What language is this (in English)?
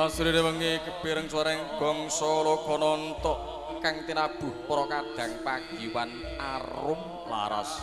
Indonesian